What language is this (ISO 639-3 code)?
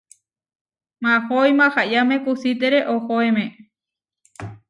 var